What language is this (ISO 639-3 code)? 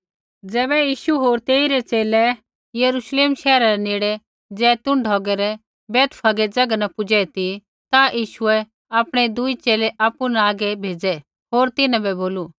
kfx